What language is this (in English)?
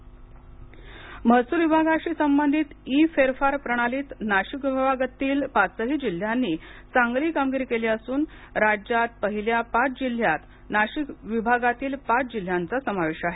Marathi